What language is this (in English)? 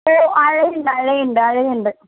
Malayalam